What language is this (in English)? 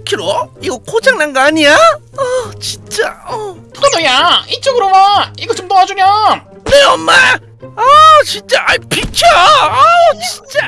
Korean